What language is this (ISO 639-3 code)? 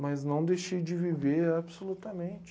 por